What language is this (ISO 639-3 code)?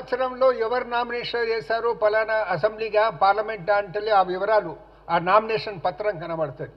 tel